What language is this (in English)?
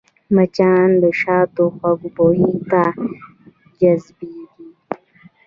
Pashto